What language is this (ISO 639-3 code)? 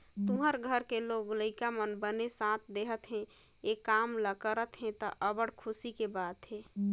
hne